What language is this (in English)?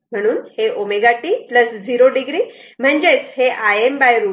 Marathi